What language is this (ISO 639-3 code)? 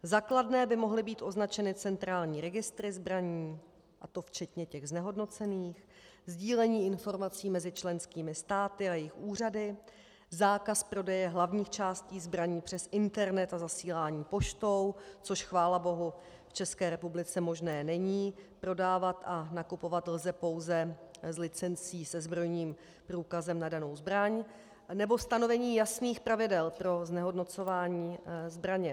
ces